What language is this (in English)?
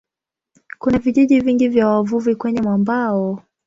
Swahili